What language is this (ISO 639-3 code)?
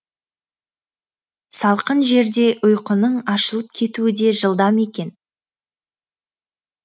kaz